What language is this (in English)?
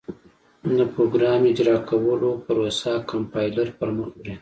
Pashto